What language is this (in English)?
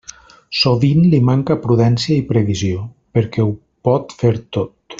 Catalan